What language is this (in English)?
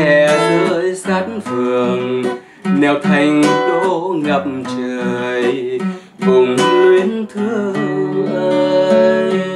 Vietnamese